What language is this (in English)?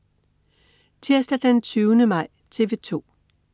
Danish